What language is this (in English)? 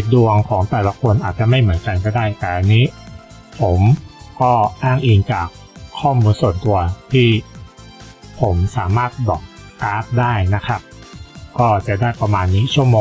Thai